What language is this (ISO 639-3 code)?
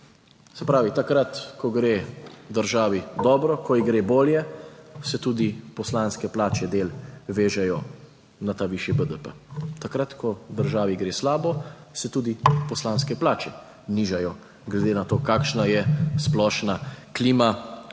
slv